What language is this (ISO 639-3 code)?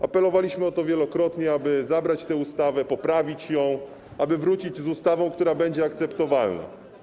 pol